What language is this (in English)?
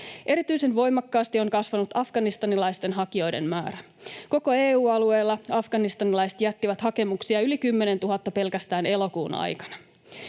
Finnish